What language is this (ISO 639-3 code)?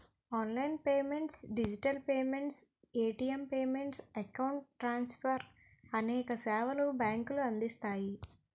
tel